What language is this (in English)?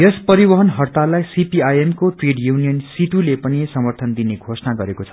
Nepali